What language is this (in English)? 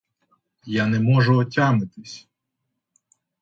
Ukrainian